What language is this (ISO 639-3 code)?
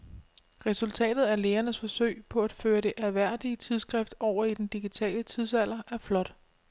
dan